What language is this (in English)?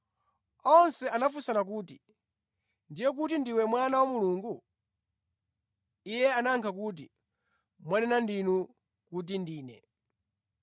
Nyanja